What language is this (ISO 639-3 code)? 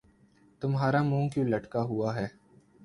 urd